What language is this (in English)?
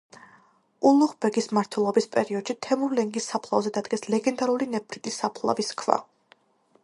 Georgian